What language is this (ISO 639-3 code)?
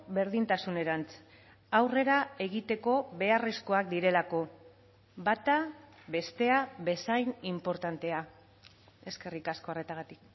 eus